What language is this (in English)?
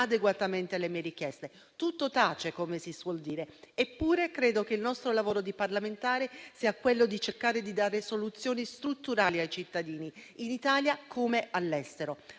Italian